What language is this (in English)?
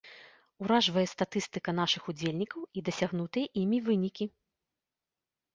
Belarusian